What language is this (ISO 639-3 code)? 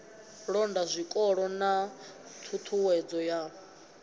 ven